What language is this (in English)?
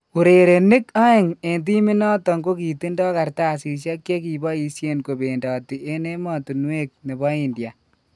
Kalenjin